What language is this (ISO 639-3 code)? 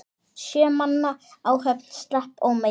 isl